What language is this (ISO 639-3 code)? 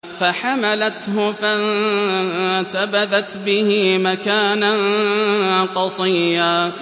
ara